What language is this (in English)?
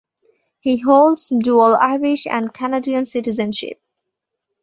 English